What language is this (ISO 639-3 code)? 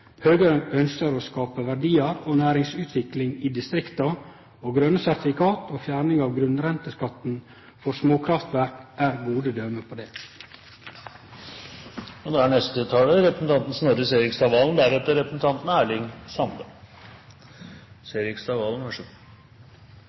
nno